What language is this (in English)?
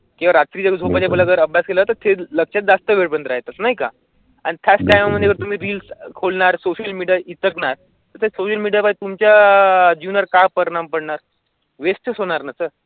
Marathi